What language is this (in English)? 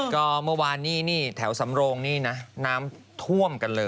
Thai